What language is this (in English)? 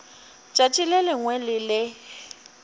Northern Sotho